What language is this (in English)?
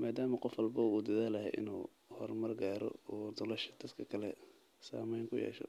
Somali